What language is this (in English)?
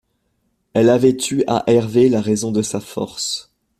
French